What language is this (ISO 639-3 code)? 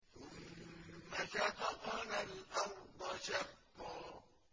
ara